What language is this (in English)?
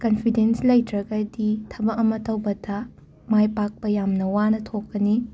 Manipuri